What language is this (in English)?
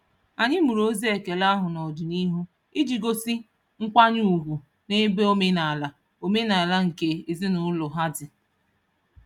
Igbo